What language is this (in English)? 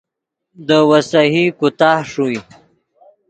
Yidgha